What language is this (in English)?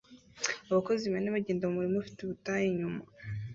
Kinyarwanda